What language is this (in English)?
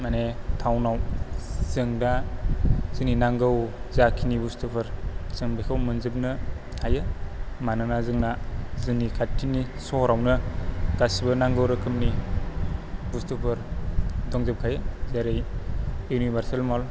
Bodo